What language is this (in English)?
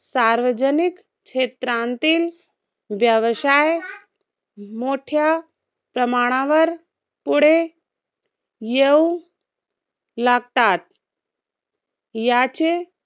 Marathi